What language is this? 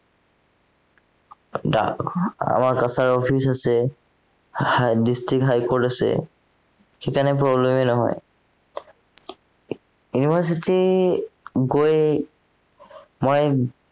Assamese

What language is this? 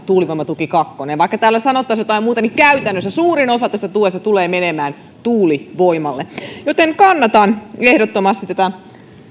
Finnish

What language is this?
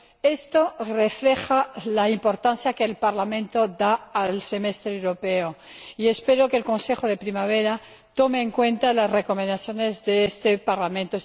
Spanish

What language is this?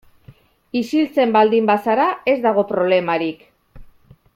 Basque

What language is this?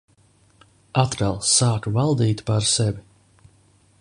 Latvian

